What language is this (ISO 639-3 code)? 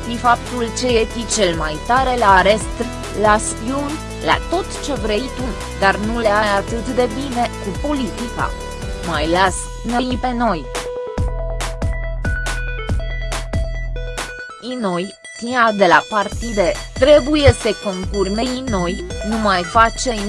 ron